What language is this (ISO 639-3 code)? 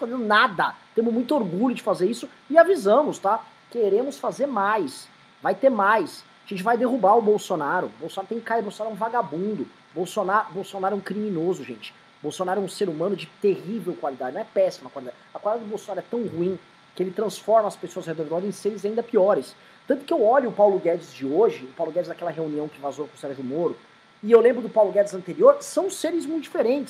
por